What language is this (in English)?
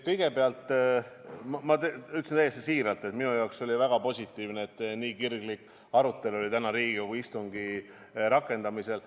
Estonian